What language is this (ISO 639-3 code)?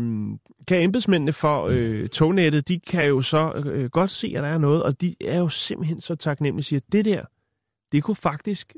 dan